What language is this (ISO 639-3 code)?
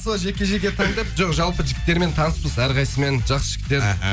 kaz